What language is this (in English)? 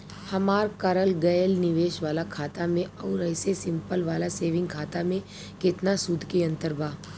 Bhojpuri